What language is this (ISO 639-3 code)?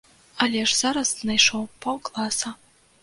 bel